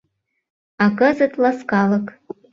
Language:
Mari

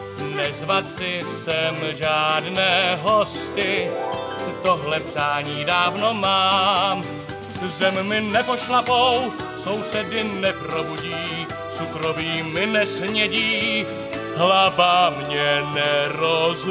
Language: Czech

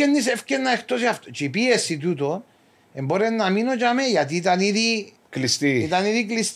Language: Greek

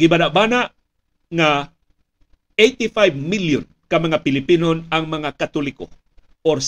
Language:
Filipino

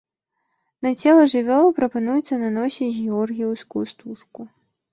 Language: Belarusian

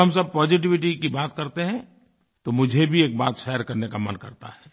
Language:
Hindi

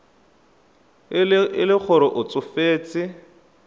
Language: Tswana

